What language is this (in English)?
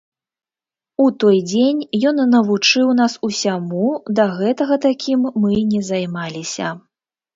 Belarusian